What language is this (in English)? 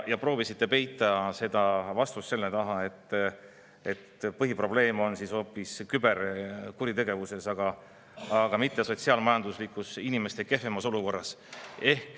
Estonian